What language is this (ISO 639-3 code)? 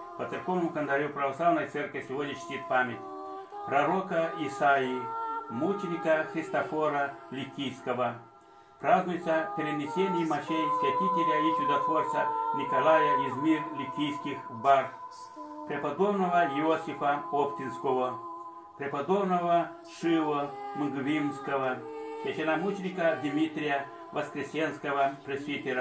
rus